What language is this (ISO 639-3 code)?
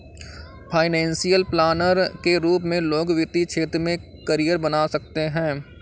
hin